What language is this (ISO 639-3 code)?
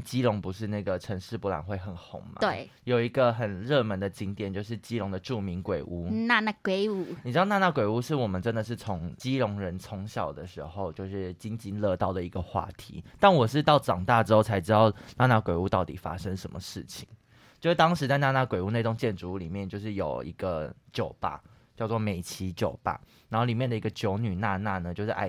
zho